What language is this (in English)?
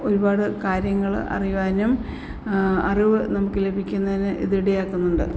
Malayalam